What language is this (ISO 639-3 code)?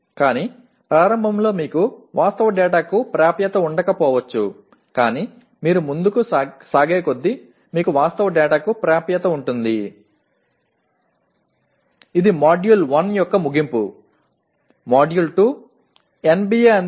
tam